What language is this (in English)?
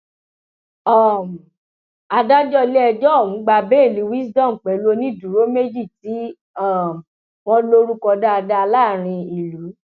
Yoruba